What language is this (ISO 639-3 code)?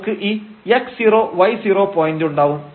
mal